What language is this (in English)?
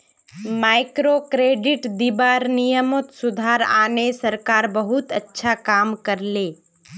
Magahi